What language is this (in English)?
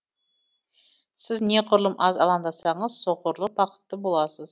Kazakh